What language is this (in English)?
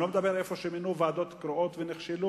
Hebrew